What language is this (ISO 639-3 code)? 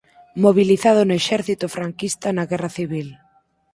glg